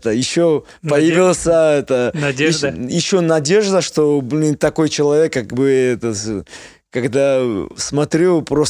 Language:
Russian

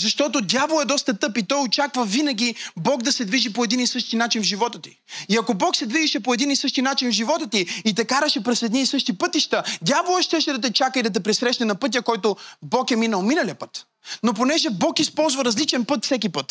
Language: Bulgarian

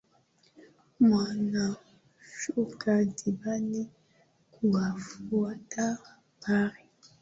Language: Swahili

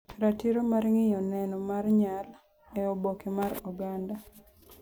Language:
Luo (Kenya and Tanzania)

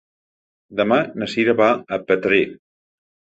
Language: Catalan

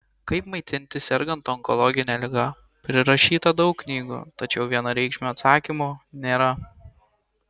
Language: Lithuanian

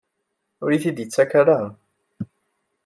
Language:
Kabyle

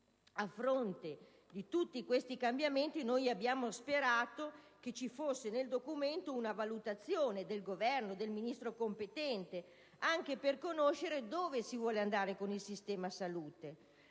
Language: Italian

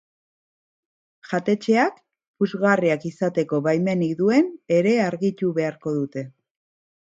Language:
Basque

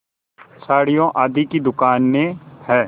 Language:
Hindi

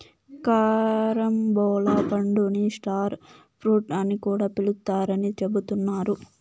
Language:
Telugu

